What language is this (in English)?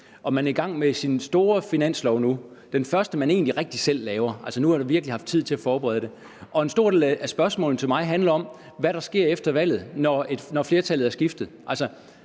Danish